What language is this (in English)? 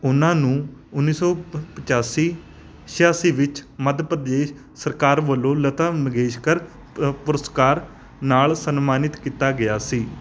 Punjabi